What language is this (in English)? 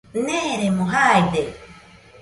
Nüpode Huitoto